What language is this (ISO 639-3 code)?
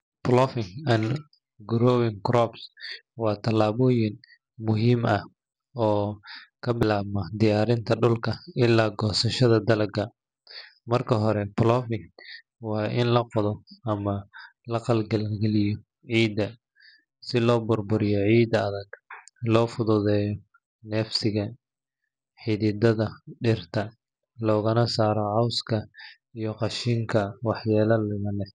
som